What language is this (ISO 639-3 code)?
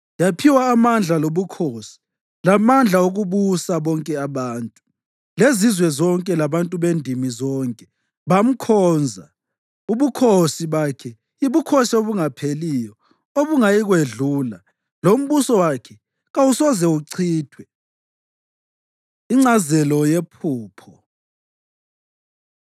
nde